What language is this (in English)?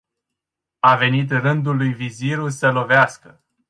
Romanian